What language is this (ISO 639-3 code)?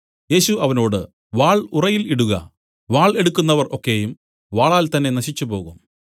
mal